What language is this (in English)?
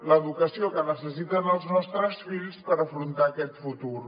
Catalan